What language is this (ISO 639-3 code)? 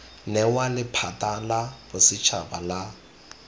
tsn